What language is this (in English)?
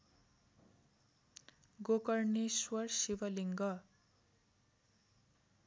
Nepali